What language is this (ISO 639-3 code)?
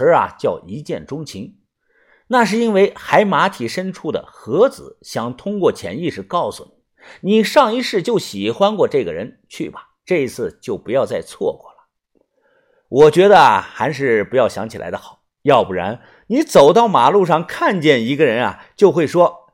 zho